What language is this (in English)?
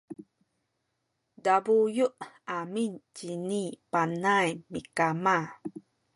Sakizaya